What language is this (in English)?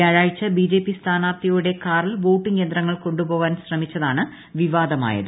Malayalam